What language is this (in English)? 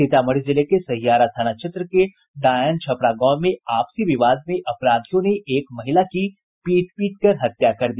Hindi